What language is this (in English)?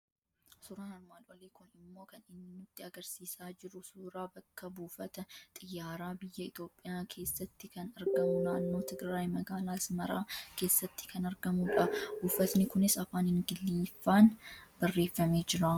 Oromo